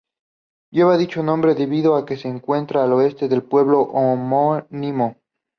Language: Spanish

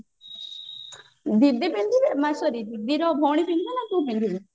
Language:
Odia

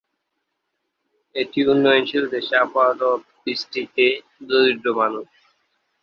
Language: Bangla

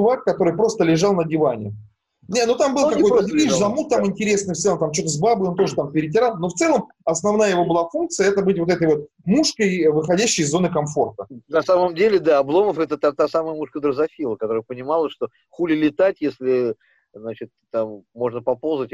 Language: Russian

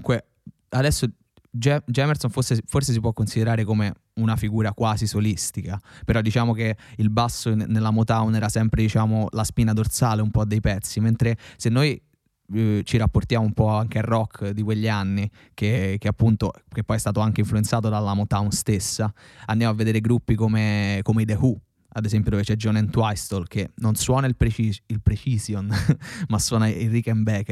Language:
Italian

